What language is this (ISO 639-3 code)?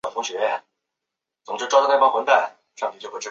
zho